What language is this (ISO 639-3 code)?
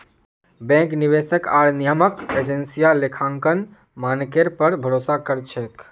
mag